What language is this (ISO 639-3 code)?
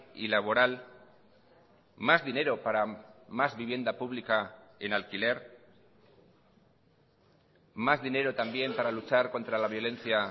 spa